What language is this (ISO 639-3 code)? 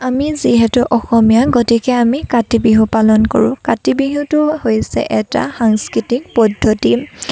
asm